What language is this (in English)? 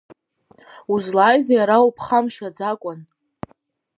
Abkhazian